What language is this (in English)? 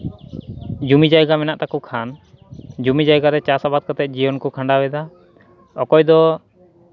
Santali